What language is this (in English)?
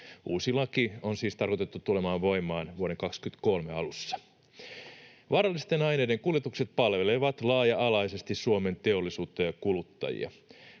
Finnish